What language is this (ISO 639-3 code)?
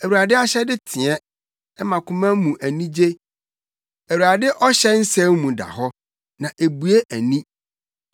aka